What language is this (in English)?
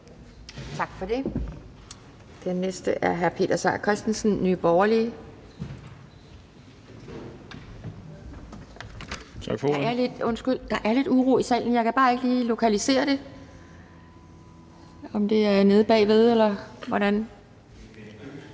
Danish